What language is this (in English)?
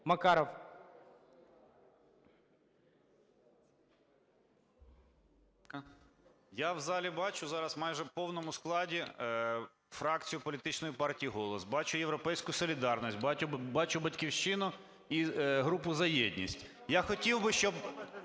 Ukrainian